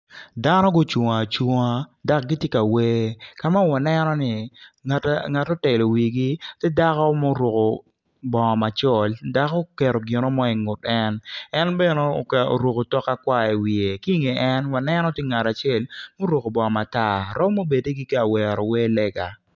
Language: Acoli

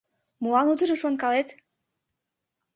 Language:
Mari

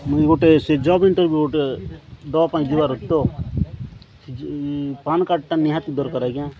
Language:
Odia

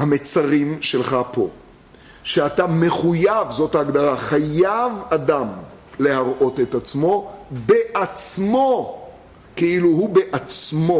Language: Hebrew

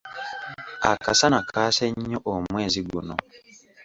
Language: Ganda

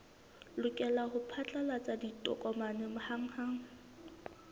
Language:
Southern Sotho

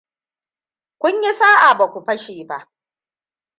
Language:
Hausa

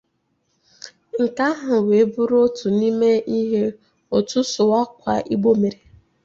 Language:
Igbo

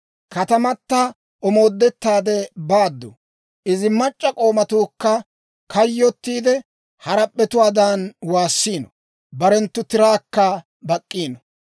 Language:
Dawro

